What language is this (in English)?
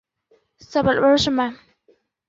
Chinese